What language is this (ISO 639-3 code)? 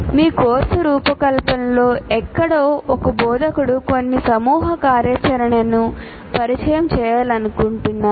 tel